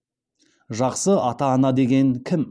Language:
Kazakh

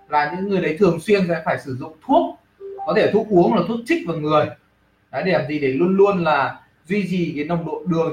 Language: Vietnamese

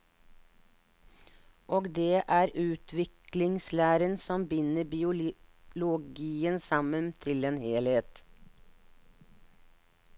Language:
Norwegian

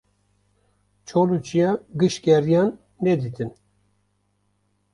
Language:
Kurdish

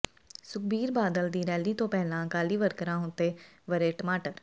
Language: Punjabi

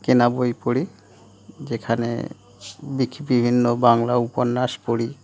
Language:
Bangla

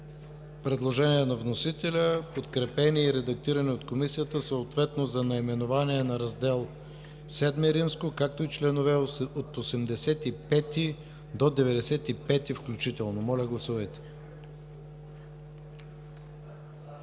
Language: Bulgarian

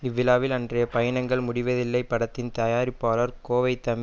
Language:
Tamil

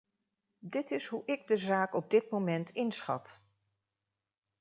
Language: Dutch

